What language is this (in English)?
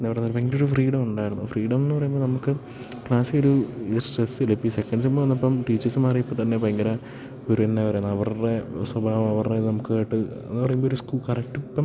Malayalam